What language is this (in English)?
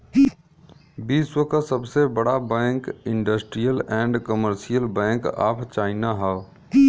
Bhojpuri